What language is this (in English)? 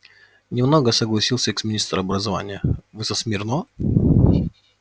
Russian